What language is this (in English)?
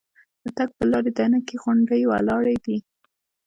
Pashto